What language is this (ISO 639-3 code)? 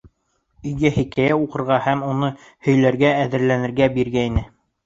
bak